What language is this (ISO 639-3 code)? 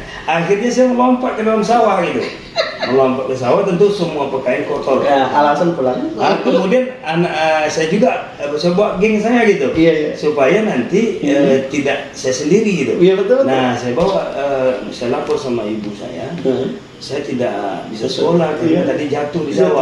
ind